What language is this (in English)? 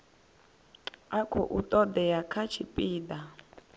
Venda